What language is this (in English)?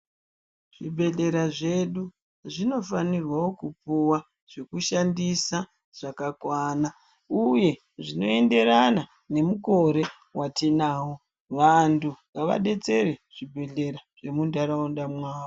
Ndau